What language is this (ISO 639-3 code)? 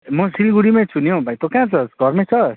nep